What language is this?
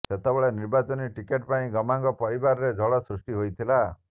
Odia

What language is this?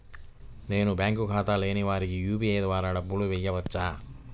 Telugu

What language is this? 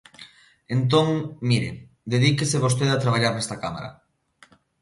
Galician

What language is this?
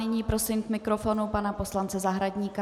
Czech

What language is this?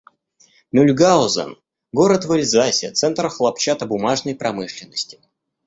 Russian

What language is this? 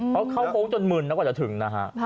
Thai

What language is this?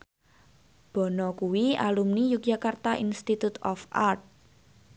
Javanese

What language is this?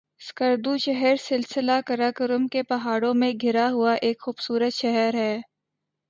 Urdu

